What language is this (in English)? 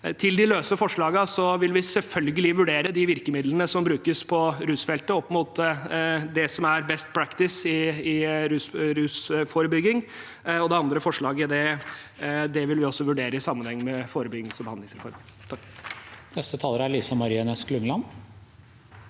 Norwegian